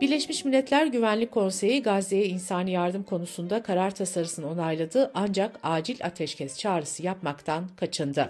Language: Turkish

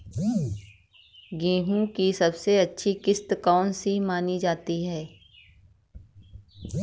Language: Hindi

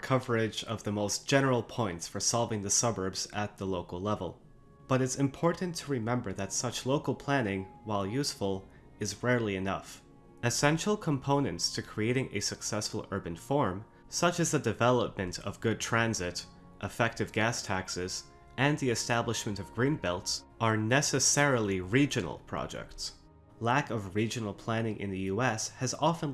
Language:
English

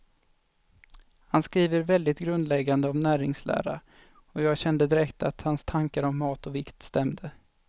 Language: Swedish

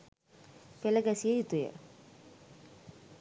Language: Sinhala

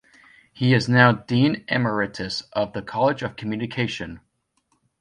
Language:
English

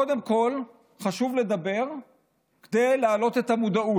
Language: Hebrew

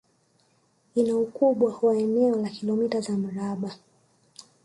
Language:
Swahili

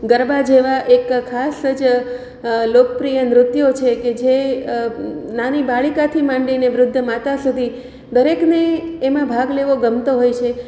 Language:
Gujarati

